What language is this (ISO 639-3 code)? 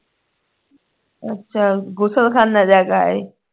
pan